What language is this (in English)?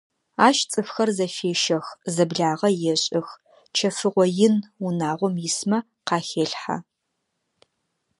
Adyghe